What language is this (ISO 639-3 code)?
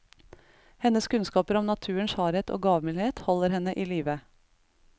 nor